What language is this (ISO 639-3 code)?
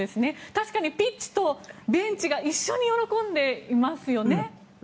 jpn